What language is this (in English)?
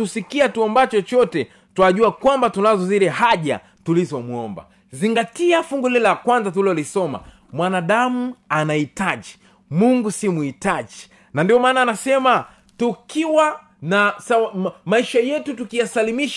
Swahili